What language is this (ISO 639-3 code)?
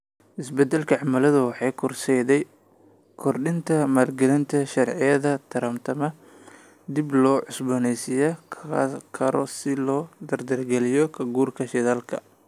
som